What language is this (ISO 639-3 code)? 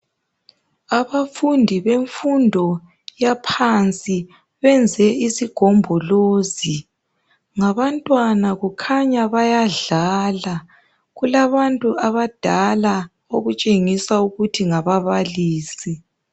nde